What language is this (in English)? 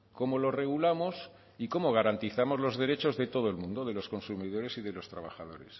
Spanish